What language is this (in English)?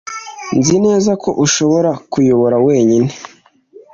Kinyarwanda